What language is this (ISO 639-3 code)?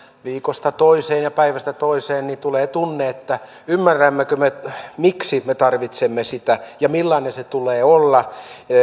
fin